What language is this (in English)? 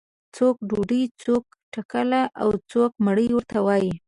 Pashto